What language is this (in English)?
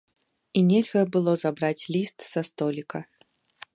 Belarusian